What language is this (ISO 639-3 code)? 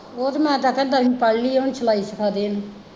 pan